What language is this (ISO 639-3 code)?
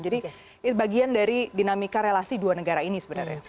ind